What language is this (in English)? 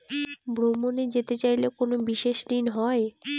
Bangla